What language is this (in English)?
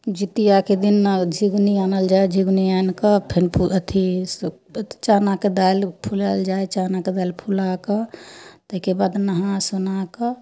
Maithili